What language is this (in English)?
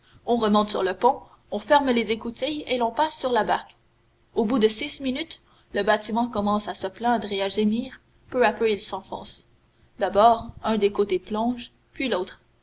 French